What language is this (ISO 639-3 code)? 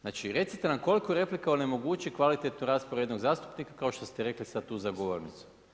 hrv